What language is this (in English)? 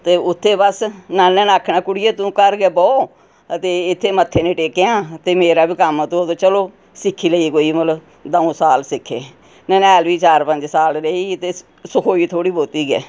Dogri